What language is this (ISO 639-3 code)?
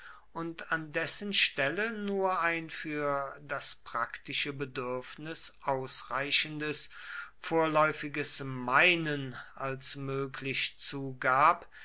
deu